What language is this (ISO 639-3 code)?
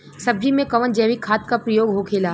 bho